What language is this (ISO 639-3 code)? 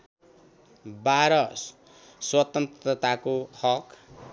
nep